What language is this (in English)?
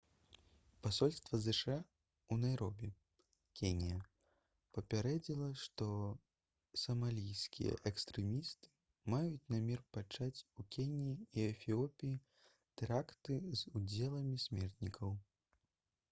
Belarusian